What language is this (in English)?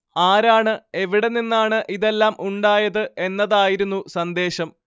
Malayalam